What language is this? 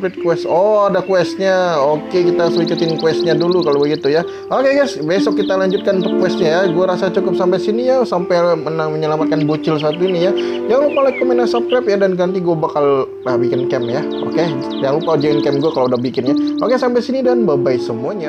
Indonesian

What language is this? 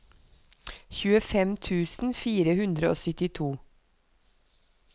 Norwegian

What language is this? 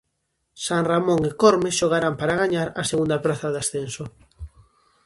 Galician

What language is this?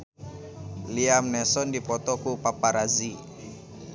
Sundanese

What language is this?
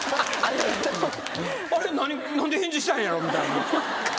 Japanese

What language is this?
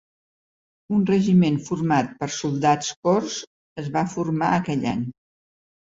Catalan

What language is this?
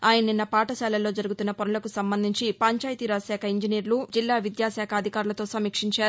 Telugu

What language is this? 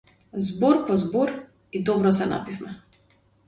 Macedonian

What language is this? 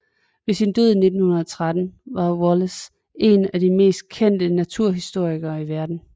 Danish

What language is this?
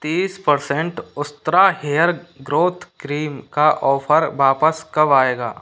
Hindi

